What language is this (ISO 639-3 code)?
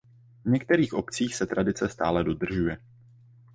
ces